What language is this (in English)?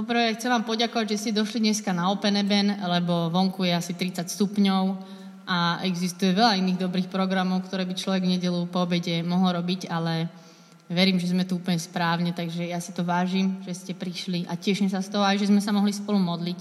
Slovak